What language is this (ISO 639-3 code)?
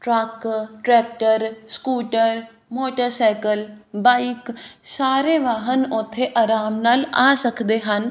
pan